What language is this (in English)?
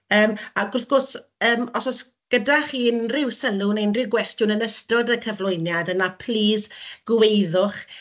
Welsh